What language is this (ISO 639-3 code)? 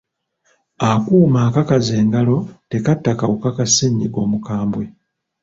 lug